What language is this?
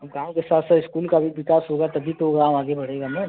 Hindi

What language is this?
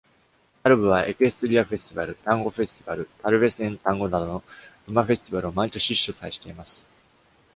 Japanese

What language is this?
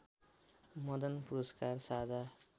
Nepali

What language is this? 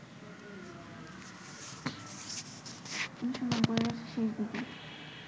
Bangla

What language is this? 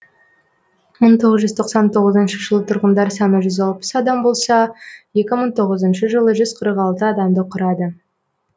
Kazakh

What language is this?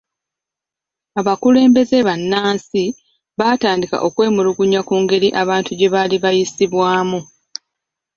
Ganda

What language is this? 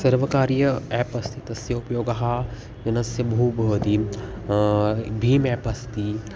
Sanskrit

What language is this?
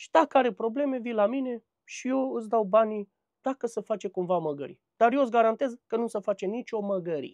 Romanian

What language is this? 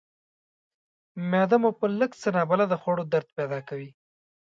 Pashto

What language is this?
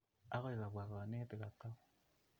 Kalenjin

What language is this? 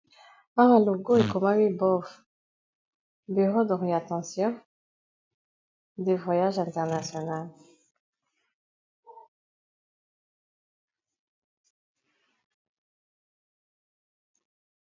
Lingala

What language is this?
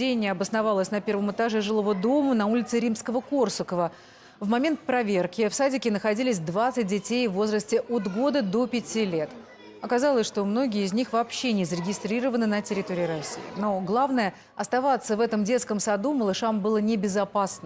Russian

